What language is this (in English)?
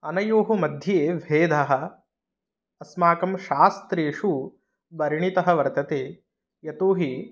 Sanskrit